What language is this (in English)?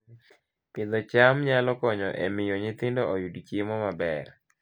Luo (Kenya and Tanzania)